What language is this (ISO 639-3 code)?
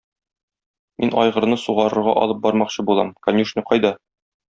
tat